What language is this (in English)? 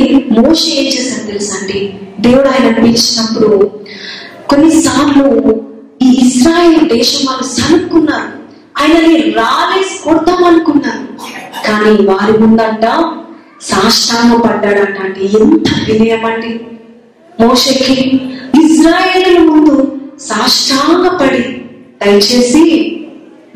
Telugu